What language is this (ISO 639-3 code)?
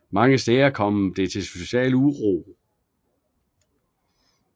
dan